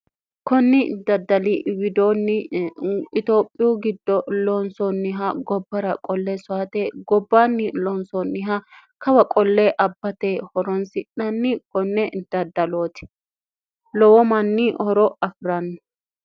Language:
Sidamo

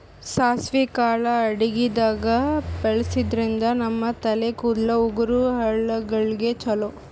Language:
Kannada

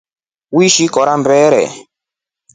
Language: Rombo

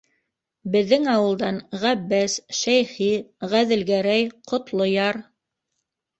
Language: Bashkir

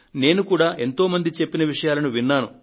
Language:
Telugu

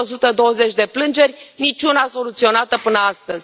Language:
Romanian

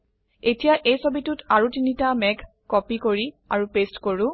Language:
Assamese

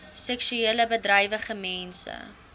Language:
Afrikaans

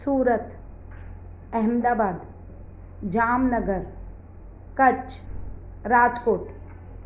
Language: Sindhi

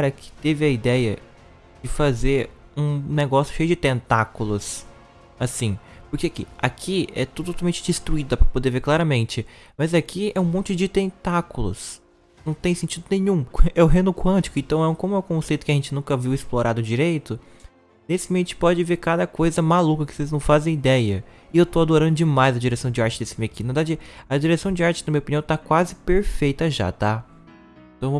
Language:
Portuguese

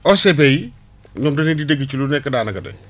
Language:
Wolof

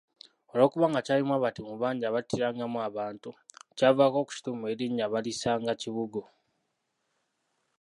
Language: Ganda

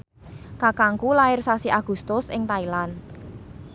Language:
Javanese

